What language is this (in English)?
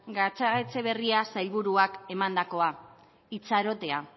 Basque